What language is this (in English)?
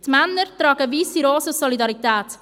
Swiss German